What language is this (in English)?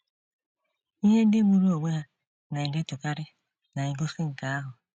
Igbo